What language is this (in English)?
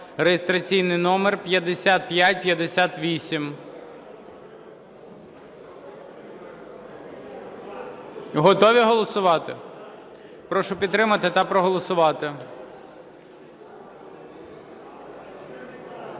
Ukrainian